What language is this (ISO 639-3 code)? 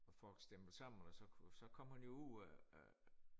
dan